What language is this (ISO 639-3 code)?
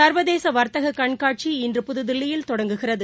tam